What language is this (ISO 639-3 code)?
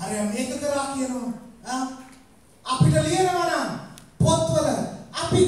ind